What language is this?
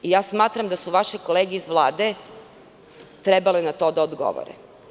Serbian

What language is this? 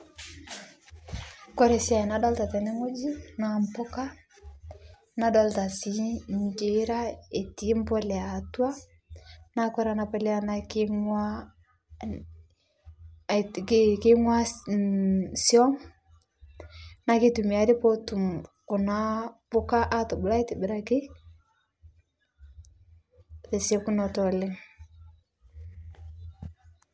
Masai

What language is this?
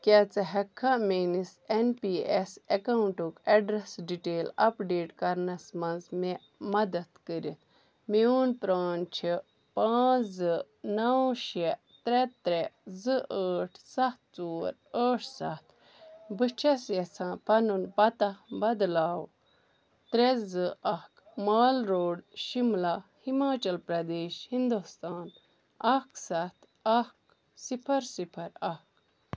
Kashmiri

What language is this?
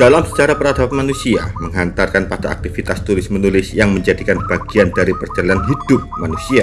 Indonesian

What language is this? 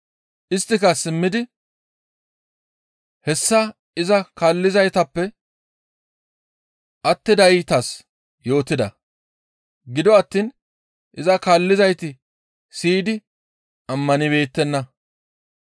Gamo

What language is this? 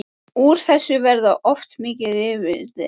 Icelandic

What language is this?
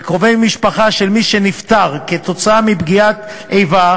Hebrew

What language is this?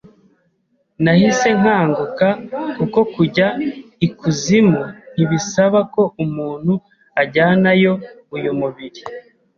Kinyarwanda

